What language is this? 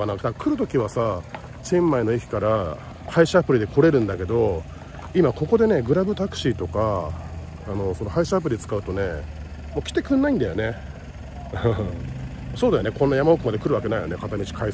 Japanese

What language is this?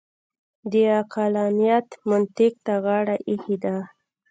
Pashto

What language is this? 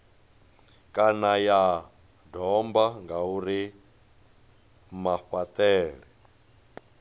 Venda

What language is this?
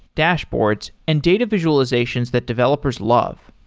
English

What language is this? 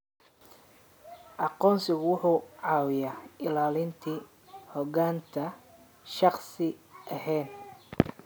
Somali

